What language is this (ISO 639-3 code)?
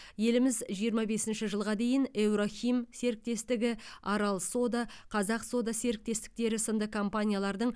kaz